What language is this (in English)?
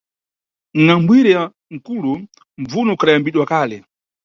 Nyungwe